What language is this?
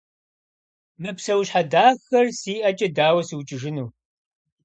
Kabardian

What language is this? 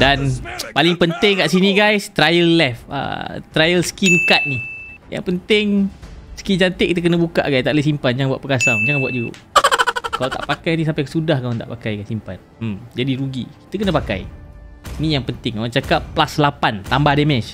Malay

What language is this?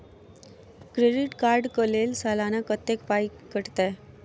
Maithili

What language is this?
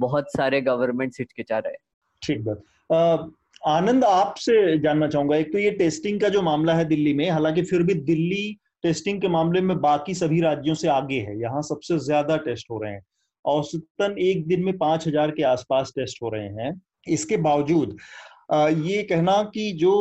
Hindi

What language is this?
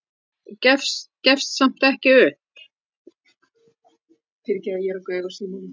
Icelandic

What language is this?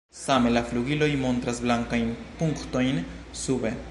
Esperanto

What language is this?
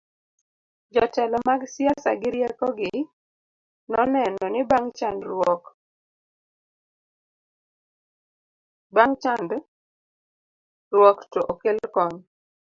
Luo (Kenya and Tanzania)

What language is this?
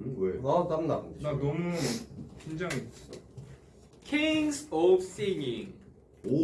Korean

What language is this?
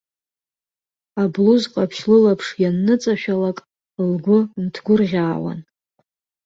Abkhazian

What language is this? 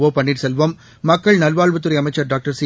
Tamil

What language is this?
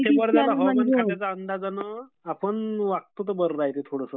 Marathi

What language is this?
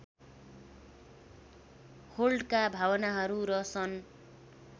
Nepali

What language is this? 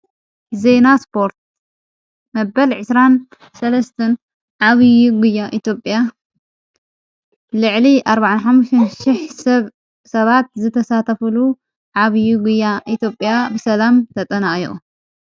Tigrinya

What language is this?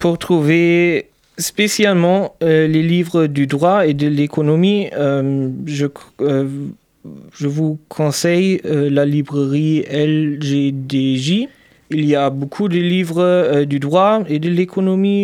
French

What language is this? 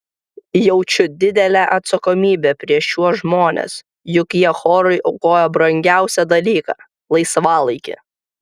Lithuanian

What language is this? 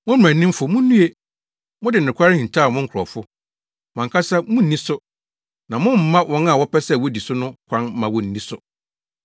Akan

